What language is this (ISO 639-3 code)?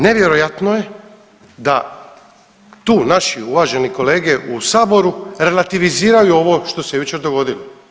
hrv